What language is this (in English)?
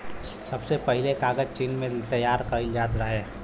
Bhojpuri